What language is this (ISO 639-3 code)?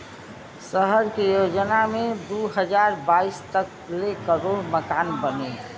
bho